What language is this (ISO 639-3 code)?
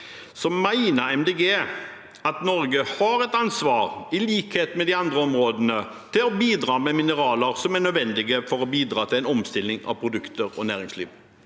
nor